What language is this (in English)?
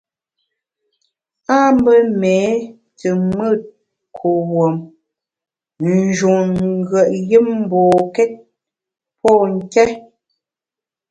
Bamun